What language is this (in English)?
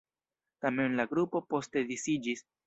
Esperanto